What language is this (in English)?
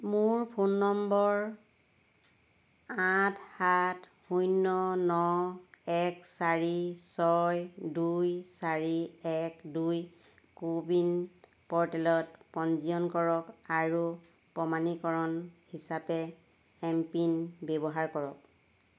Assamese